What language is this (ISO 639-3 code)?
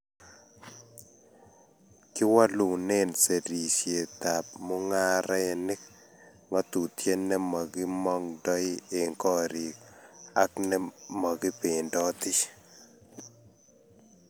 kln